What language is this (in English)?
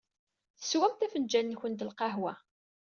Kabyle